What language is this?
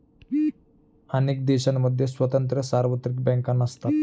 Marathi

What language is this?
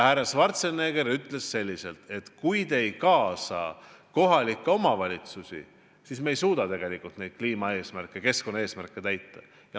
Estonian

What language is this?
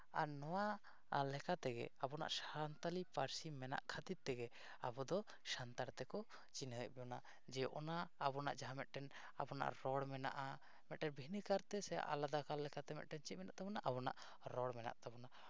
Santali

